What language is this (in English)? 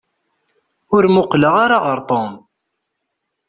Kabyle